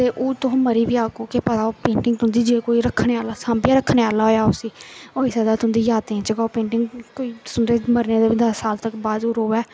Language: Dogri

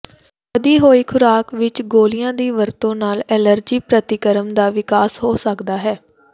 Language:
Punjabi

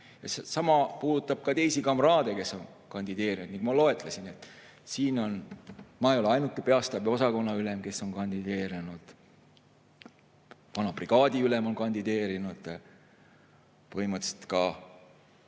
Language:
Estonian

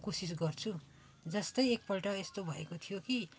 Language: Nepali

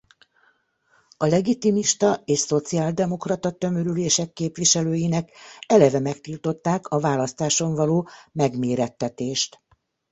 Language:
Hungarian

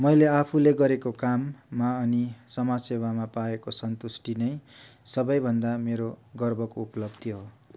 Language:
Nepali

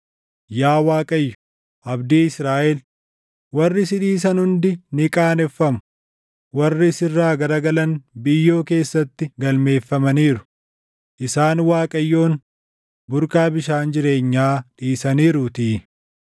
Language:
Oromo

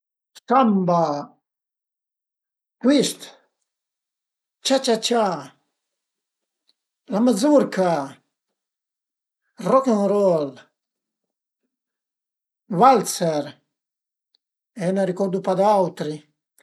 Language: Piedmontese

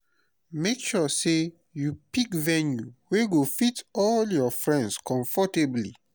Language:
Nigerian Pidgin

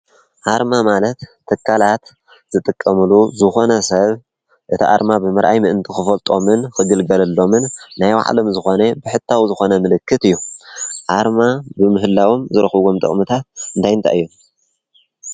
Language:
Tigrinya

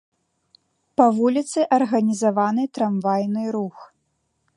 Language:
Belarusian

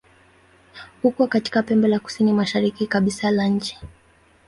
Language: Swahili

